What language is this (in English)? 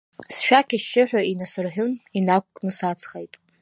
Abkhazian